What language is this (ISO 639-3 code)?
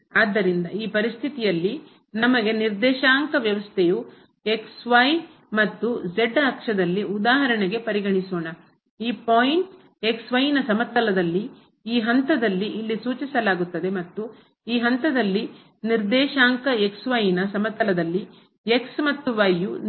kan